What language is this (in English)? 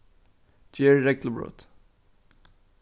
Faroese